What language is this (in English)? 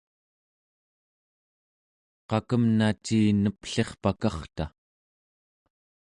Central Yupik